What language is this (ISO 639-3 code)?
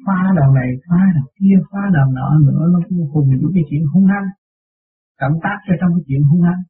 vie